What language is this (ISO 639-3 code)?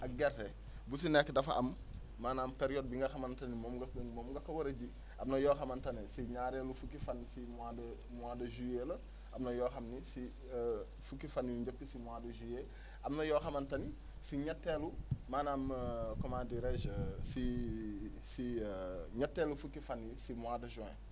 wol